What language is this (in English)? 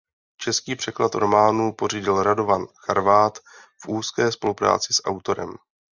Czech